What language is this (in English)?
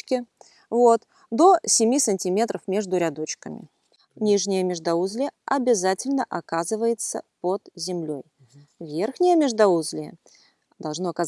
Russian